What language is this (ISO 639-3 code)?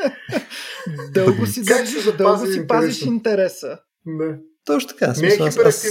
bul